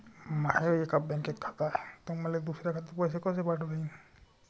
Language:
Marathi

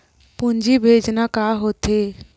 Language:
Chhattisgarhi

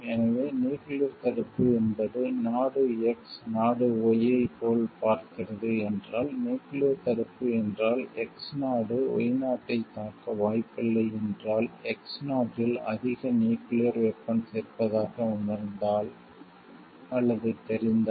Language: Tamil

